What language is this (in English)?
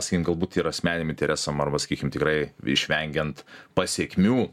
Lithuanian